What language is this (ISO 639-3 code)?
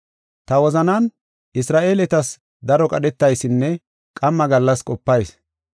gof